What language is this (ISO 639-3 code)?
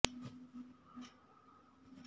urd